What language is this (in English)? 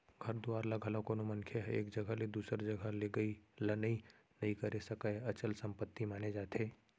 Chhattisgarhi